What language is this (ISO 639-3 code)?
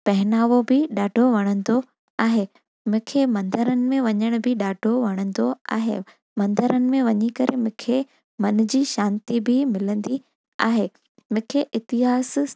snd